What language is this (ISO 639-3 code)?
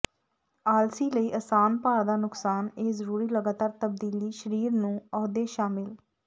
pan